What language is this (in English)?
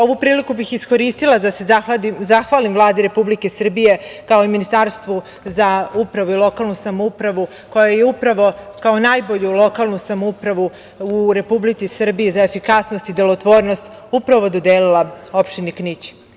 Serbian